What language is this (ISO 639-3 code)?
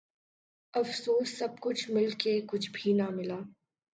urd